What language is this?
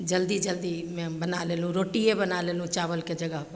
Maithili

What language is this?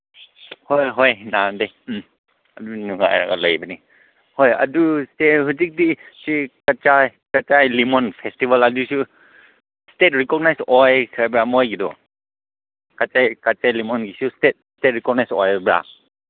Manipuri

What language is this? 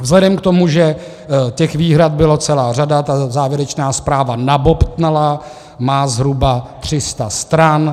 Czech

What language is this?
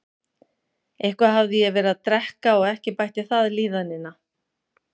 Icelandic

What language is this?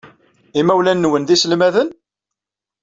Kabyle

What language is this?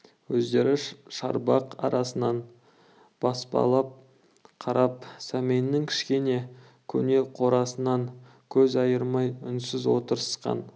Kazakh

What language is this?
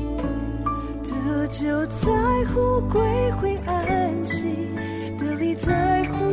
Chinese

